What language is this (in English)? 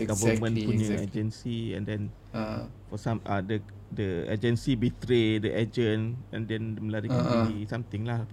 Malay